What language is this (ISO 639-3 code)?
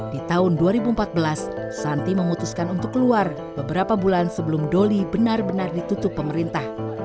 ind